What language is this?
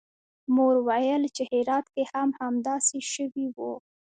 Pashto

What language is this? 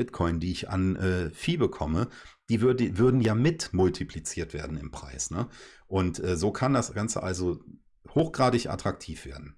German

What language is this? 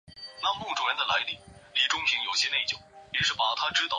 Chinese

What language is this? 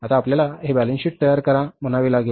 Marathi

